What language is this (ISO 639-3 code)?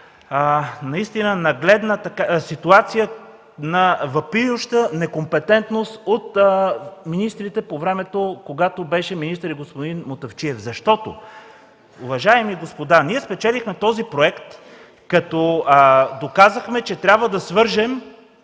bul